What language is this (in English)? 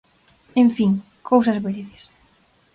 Galician